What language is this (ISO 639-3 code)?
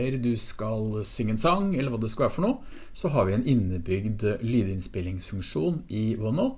nor